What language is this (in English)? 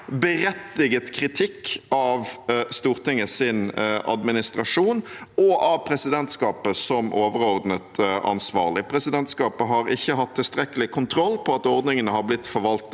Norwegian